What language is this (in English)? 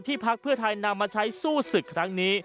Thai